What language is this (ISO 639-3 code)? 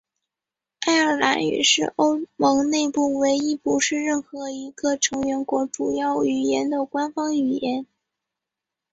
zho